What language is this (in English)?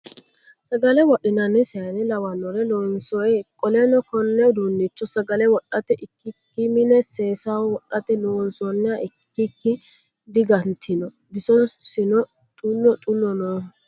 Sidamo